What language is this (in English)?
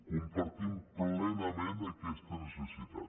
Catalan